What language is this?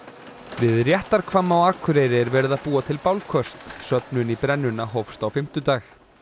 Icelandic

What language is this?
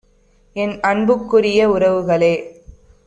Tamil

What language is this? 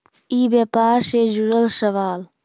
Magahi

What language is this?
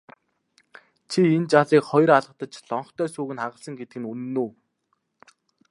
Mongolian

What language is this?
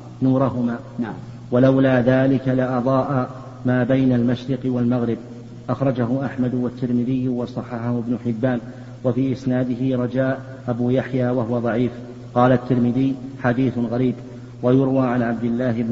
Arabic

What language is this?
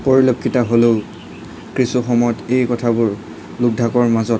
Assamese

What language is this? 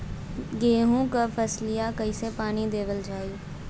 Bhojpuri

